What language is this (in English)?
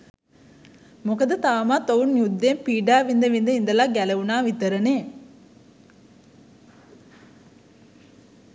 Sinhala